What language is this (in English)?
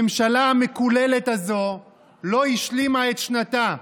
Hebrew